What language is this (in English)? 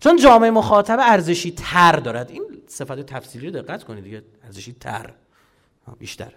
Persian